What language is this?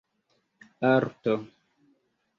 Esperanto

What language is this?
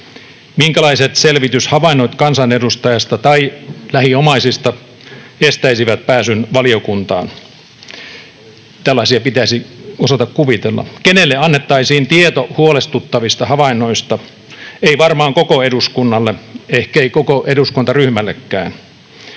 Finnish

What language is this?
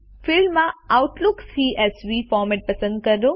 Gujarati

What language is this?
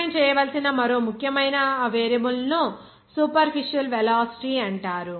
Telugu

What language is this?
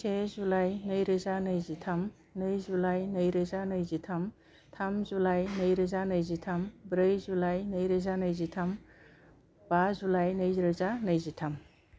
Bodo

